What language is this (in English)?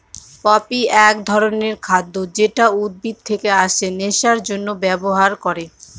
Bangla